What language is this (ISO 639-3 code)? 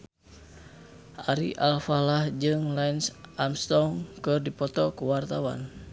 sun